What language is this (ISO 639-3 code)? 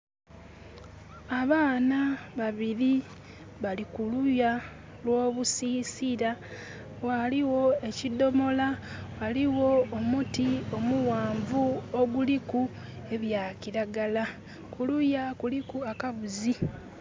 xog